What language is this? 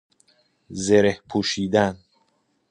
Persian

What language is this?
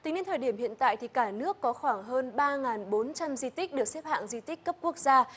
Vietnamese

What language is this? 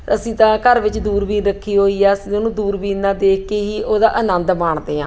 Punjabi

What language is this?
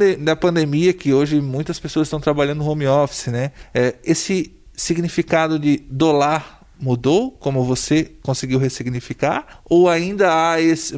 Portuguese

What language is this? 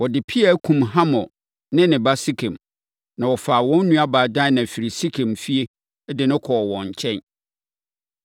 Akan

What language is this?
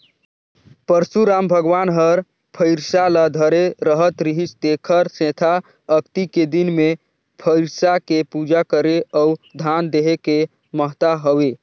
Chhattisgarhi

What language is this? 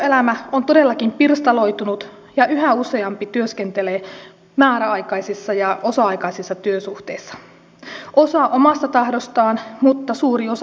Finnish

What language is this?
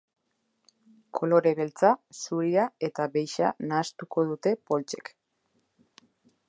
Basque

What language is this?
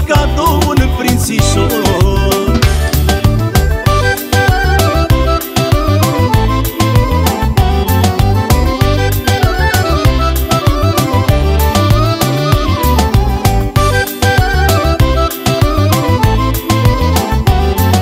Romanian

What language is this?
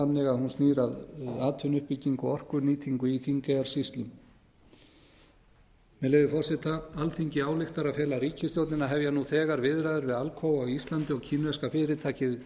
Icelandic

